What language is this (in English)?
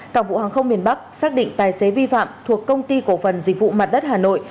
Vietnamese